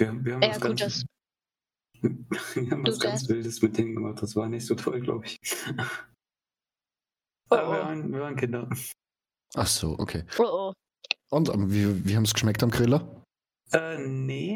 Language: German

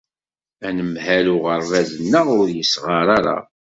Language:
Kabyle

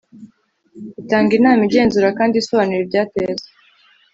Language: Kinyarwanda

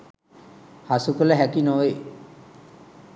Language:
Sinhala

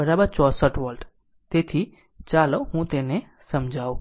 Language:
Gujarati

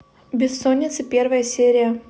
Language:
Russian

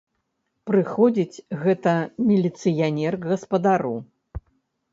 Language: Belarusian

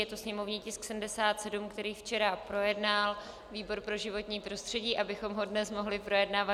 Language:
Czech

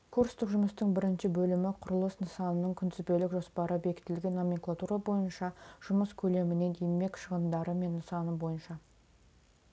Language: Kazakh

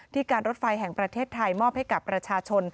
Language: Thai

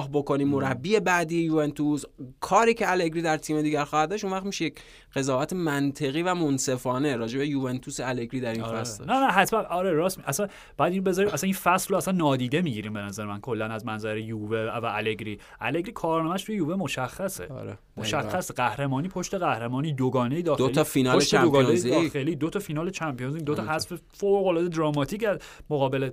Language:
Persian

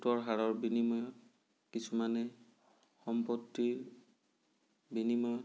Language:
Assamese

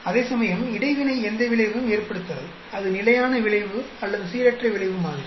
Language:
Tamil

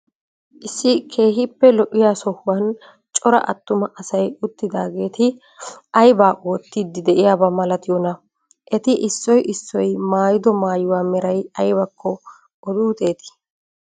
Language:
Wolaytta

